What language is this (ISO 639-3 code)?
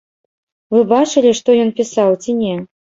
bel